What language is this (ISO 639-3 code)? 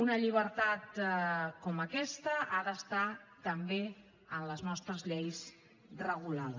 cat